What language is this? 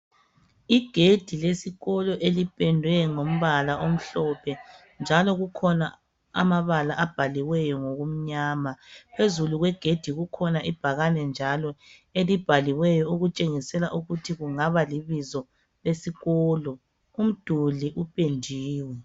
North Ndebele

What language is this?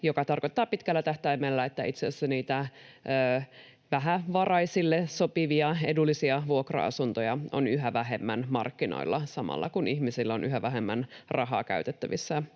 Finnish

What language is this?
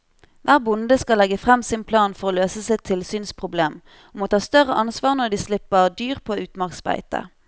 Norwegian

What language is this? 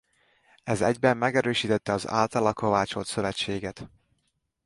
Hungarian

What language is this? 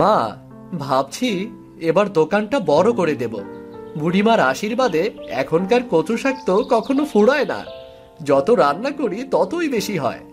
Bangla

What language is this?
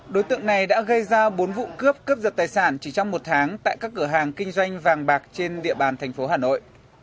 Vietnamese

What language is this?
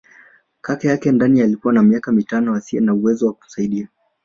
Swahili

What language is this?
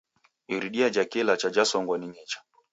Taita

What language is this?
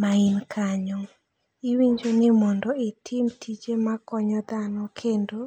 Luo (Kenya and Tanzania)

